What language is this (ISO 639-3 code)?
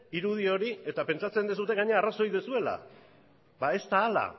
eus